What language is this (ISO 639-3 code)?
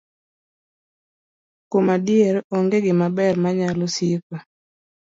luo